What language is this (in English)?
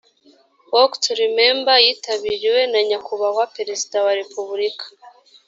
Kinyarwanda